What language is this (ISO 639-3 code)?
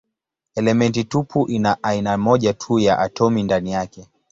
swa